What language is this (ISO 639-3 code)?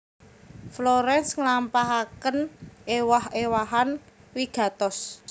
jav